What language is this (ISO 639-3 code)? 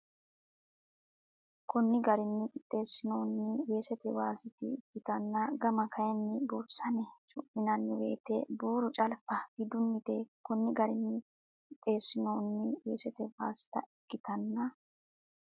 sid